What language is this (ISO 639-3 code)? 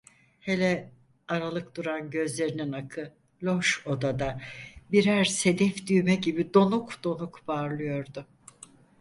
tur